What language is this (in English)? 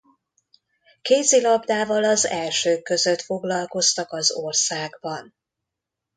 Hungarian